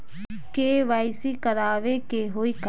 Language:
Bhojpuri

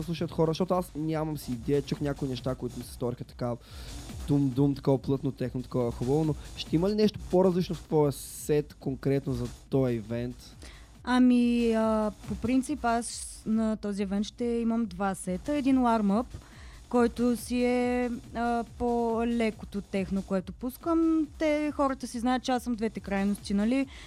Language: Bulgarian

